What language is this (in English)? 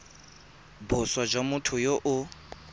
Tswana